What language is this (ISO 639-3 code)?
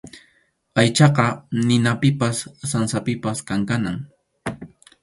qxu